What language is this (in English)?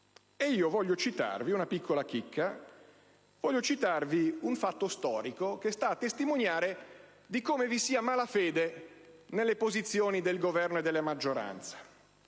Italian